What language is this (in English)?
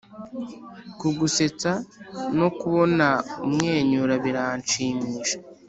Kinyarwanda